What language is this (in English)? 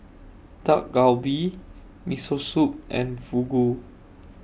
English